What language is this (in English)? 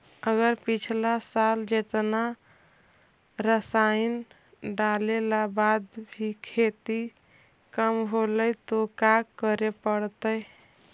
Magahi